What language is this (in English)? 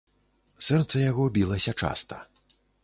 Belarusian